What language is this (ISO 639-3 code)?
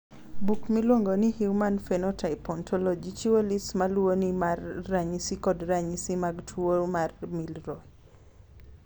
luo